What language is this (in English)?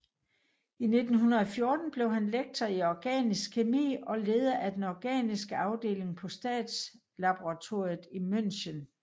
Danish